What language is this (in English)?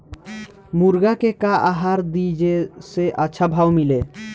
Bhojpuri